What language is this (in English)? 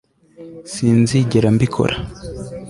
Kinyarwanda